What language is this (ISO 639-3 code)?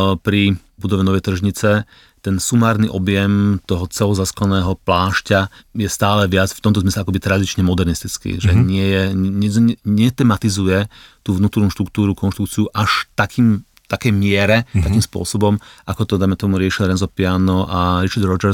slk